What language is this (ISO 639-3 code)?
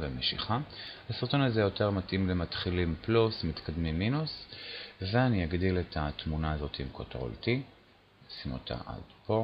heb